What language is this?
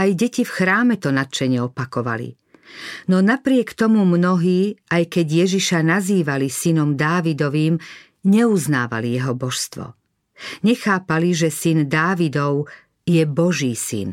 Slovak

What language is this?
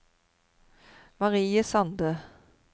Norwegian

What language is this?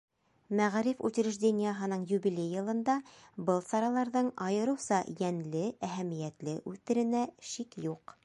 Bashkir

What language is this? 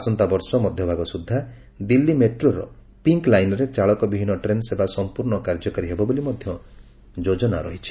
Odia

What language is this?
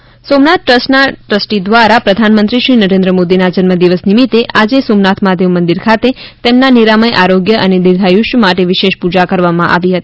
Gujarati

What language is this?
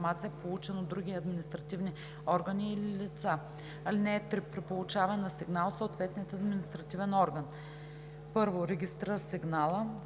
Bulgarian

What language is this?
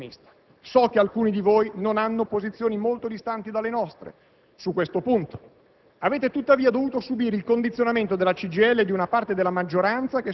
Italian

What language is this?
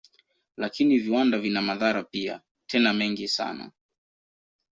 Swahili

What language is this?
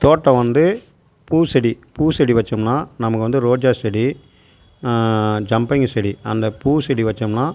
Tamil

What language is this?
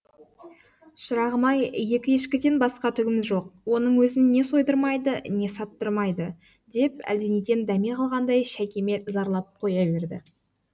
Kazakh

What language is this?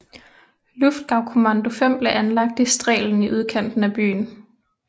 Danish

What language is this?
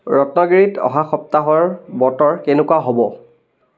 Assamese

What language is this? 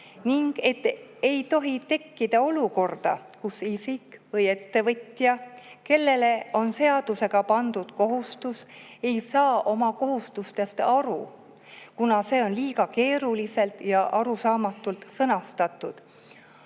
Estonian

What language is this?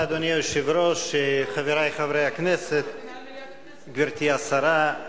Hebrew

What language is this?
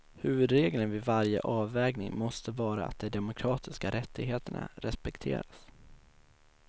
Swedish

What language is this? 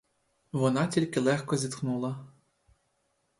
Ukrainian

